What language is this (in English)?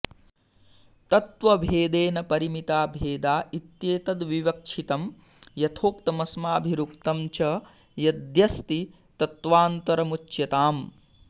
Sanskrit